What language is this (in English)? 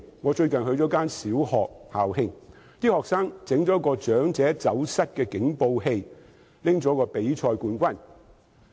Cantonese